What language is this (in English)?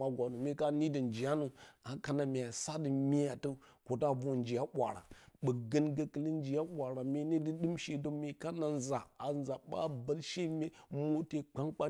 Bacama